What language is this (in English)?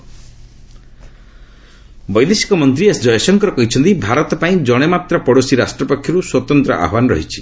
Odia